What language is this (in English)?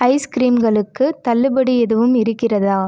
Tamil